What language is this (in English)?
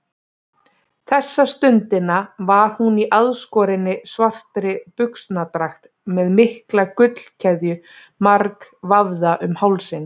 Icelandic